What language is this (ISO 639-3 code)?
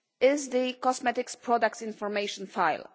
eng